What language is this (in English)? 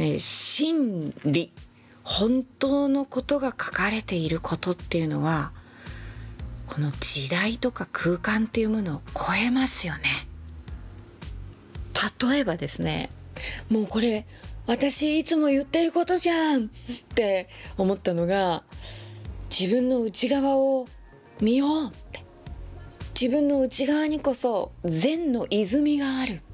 Japanese